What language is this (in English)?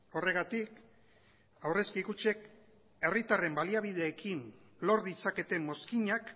Basque